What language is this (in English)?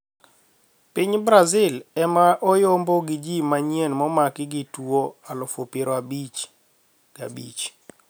Luo (Kenya and Tanzania)